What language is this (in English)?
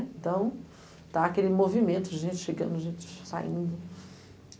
Portuguese